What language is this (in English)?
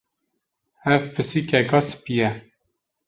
Kurdish